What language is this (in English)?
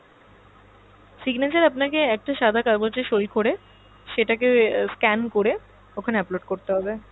Bangla